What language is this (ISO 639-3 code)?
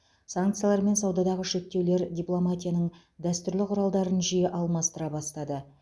kaz